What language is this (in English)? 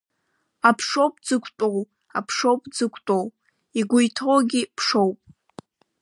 Abkhazian